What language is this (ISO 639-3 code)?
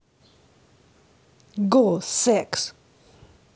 rus